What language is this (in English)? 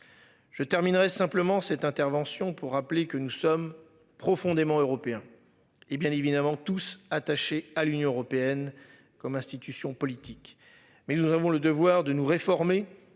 French